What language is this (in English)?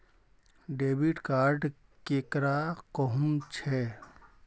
Magahi